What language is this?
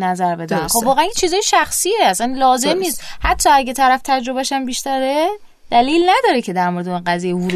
Persian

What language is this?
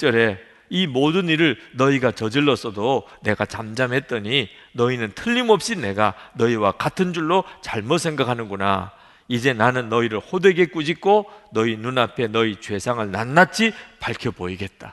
Korean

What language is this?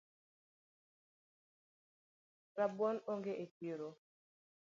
Luo (Kenya and Tanzania)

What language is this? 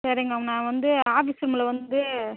Tamil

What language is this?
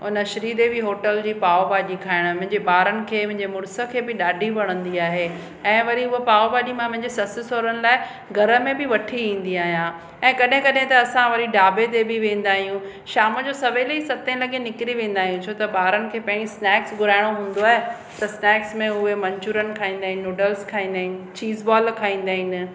Sindhi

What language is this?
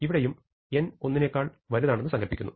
Malayalam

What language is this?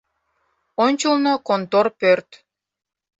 Mari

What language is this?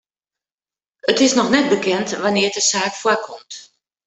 Western Frisian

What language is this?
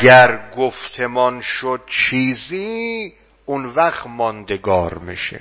Persian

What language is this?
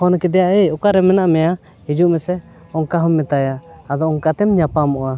Santali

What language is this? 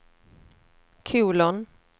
Swedish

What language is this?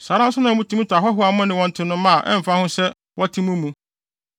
Akan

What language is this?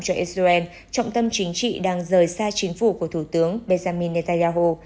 Vietnamese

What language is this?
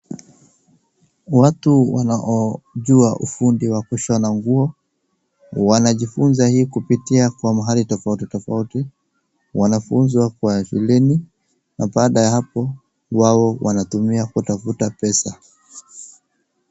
Swahili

